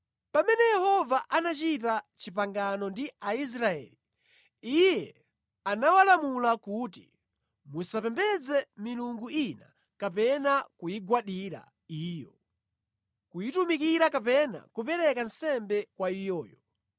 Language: Nyanja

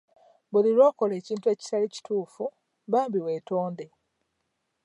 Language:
Ganda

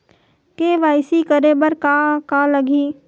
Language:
Chhattisgarhi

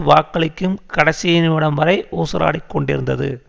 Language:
Tamil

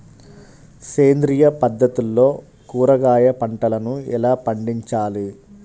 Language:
Telugu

